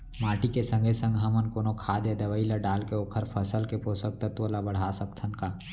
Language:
Chhattisgarhi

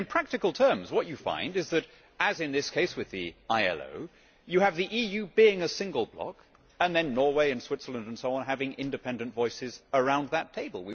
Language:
English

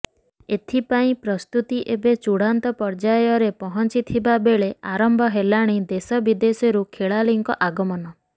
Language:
Odia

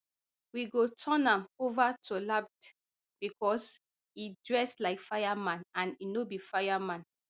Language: Nigerian Pidgin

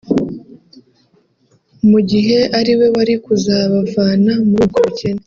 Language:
Kinyarwanda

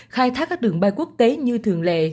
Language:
Vietnamese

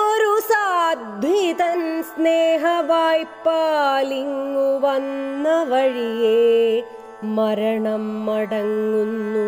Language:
Malayalam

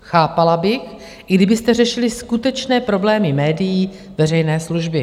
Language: Czech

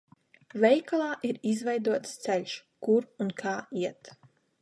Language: Latvian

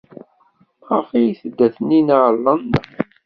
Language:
Kabyle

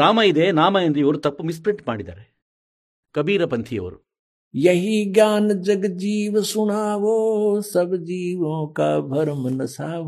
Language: Kannada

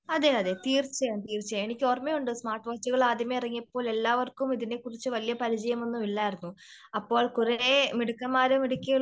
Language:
Malayalam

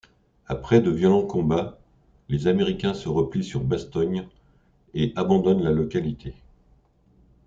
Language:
French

